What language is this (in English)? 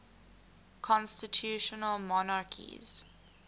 English